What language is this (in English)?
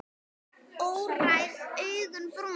Icelandic